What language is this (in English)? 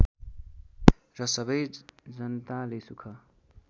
Nepali